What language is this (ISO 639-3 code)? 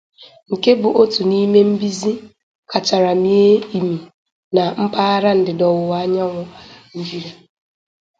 ibo